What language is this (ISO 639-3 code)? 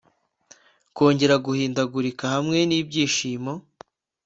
kin